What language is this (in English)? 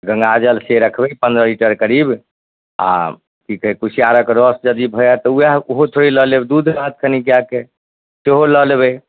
Maithili